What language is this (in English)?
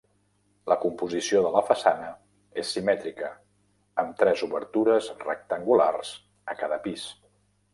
Catalan